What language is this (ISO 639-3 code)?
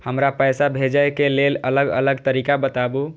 mai